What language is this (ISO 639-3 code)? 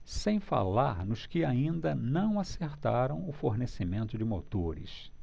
por